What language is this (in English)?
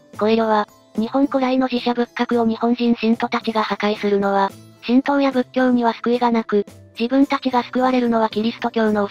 Japanese